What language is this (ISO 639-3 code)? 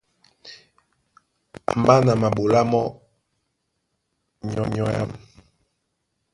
dua